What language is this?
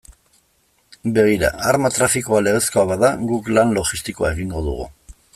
Basque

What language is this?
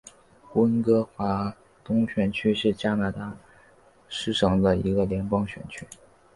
Chinese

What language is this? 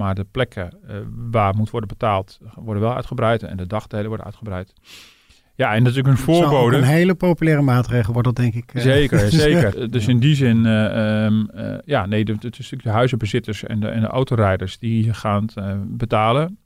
Dutch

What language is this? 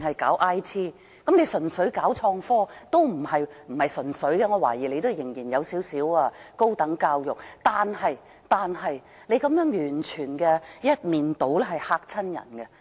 Cantonese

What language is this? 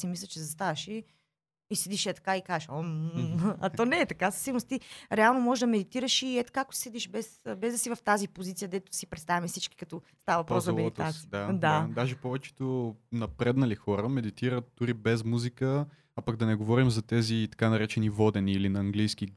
Bulgarian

